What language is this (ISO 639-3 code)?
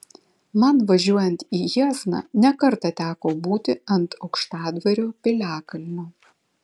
lit